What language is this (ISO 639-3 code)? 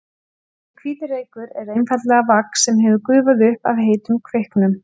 isl